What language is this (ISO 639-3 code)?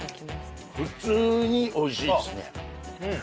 jpn